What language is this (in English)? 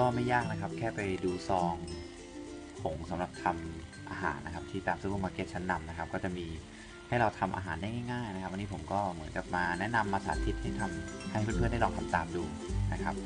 Thai